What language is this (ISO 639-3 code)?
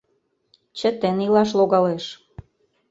chm